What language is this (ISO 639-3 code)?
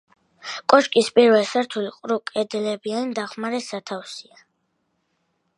kat